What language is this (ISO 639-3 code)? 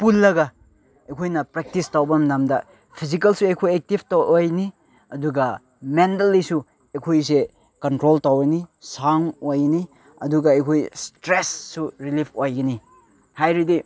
mni